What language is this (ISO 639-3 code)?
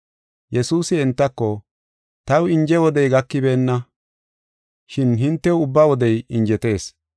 gof